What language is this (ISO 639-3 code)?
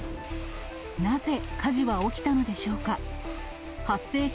jpn